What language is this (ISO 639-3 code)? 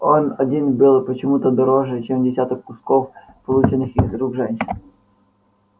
rus